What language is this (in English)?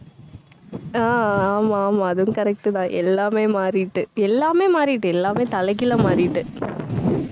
Tamil